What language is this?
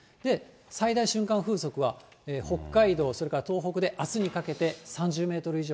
Japanese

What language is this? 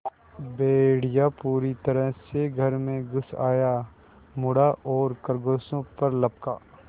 Hindi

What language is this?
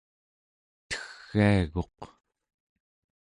Central Yupik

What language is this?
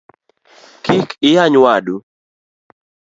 Luo (Kenya and Tanzania)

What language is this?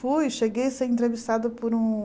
Portuguese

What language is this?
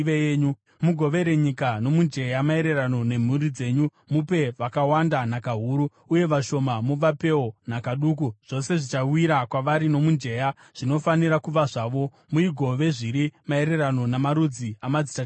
Shona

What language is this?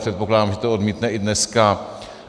Czech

